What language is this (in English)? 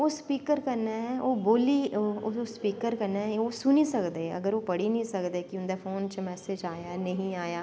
Dogri